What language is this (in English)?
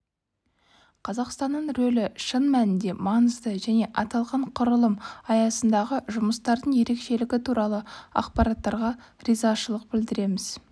Kazakh